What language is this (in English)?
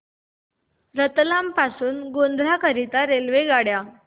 Marathi